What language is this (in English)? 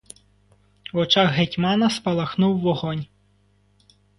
Ukrainian